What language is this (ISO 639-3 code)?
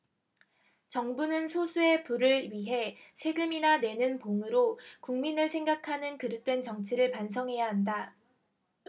kor